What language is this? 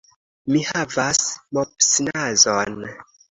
Esperanto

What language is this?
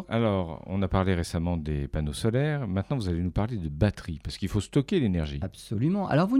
French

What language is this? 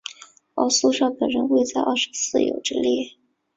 Chinese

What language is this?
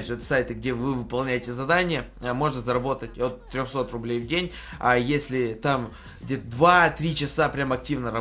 Russian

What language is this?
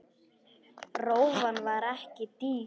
Icelandic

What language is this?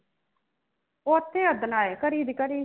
Punjabi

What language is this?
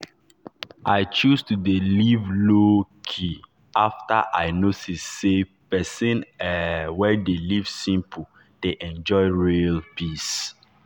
Nigerian Pidgin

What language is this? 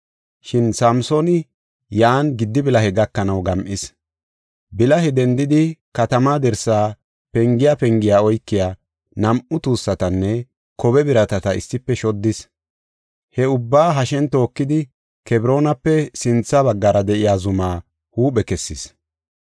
Gofa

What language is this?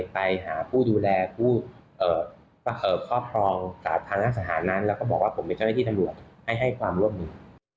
Thai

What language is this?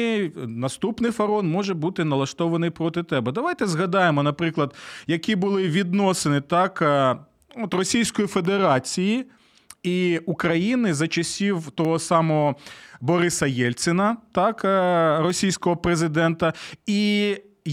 Ukrainian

